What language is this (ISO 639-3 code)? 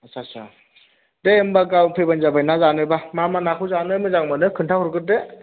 brx